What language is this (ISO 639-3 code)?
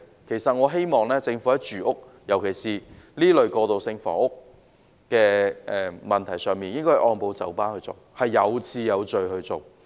yue